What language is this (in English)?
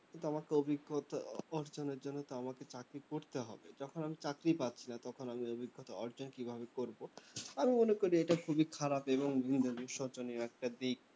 Bangla